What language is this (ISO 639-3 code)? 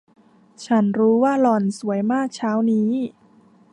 tha